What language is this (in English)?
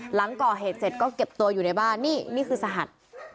Thai